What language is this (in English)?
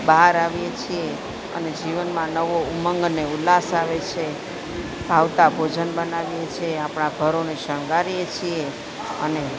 Gujarati